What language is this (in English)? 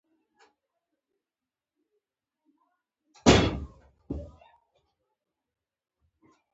Pashto